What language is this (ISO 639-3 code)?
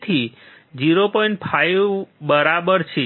guj